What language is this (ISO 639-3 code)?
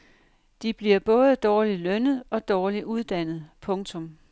dan